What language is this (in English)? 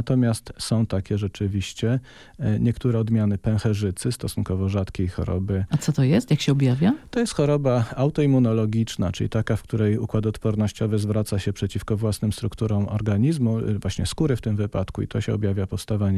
Polish